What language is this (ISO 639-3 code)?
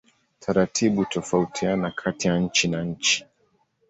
swa